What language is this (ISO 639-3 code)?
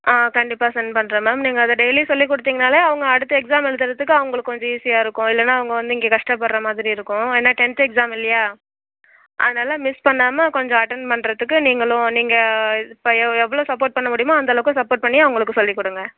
tam